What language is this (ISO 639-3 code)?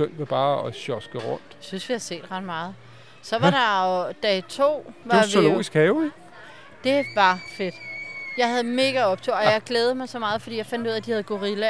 dan